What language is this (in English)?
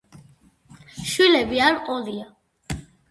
Georgian